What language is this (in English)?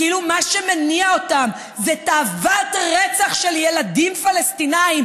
Hebrew